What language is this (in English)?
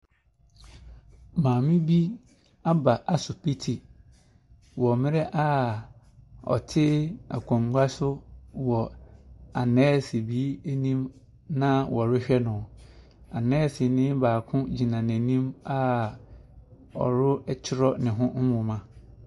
Akan